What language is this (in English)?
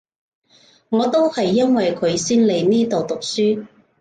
Cantonese